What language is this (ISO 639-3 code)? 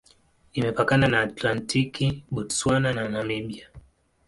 swa